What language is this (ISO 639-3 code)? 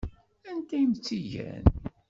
kab